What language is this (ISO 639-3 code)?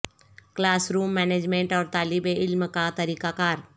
urd